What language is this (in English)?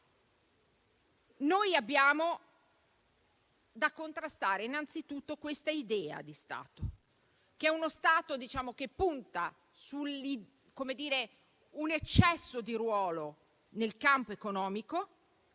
Italian